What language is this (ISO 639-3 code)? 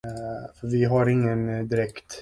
swe